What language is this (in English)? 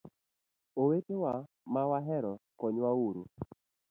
Luo (Kenya and Tanzania)